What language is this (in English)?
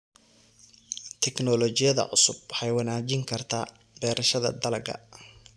Somali